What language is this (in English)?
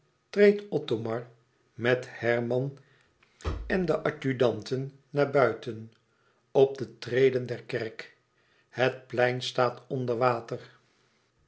Dutch